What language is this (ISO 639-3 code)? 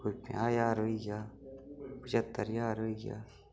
doi